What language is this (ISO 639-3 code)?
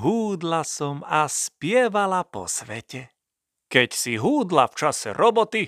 slk